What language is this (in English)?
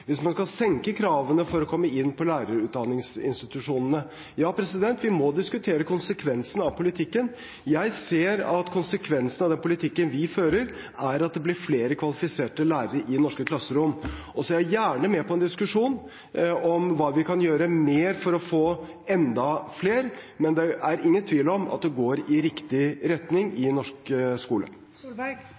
Norwegian Bokmål